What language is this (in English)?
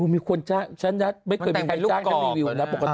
Thai